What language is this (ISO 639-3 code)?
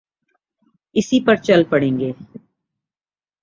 urd